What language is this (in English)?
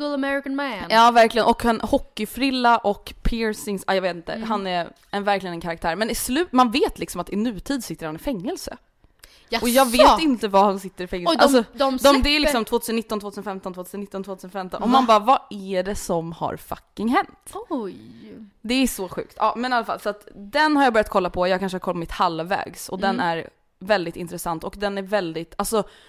Swedish